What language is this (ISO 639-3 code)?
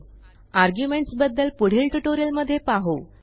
mar